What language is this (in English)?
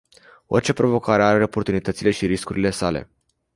Romanian